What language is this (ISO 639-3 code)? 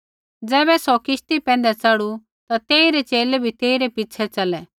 kfx